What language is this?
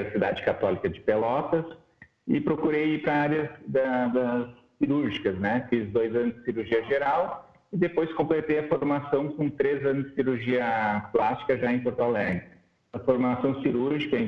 Portuguese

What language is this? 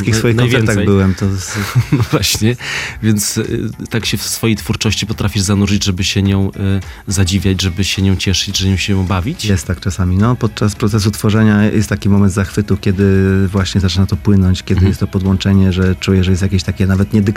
Polish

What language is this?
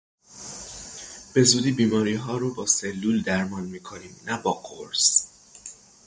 Persian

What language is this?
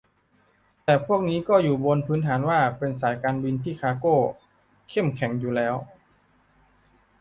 Thai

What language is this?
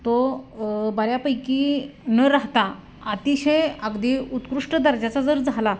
Marathi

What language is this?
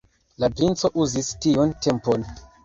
Esperanto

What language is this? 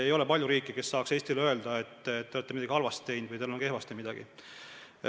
Estonian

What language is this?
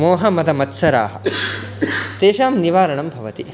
Sanskrit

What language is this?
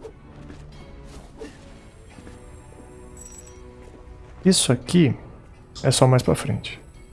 Portuguese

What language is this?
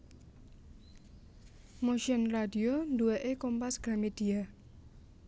Javanese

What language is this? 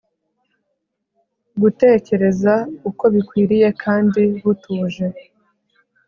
Kinyarwanda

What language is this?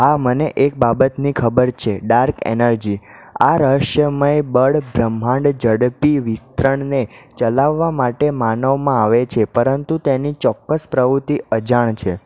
Gujarati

